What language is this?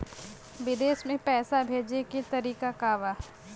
Bhojpuri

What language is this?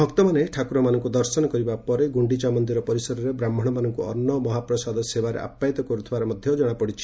Odia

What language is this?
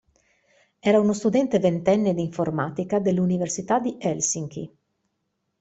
Italian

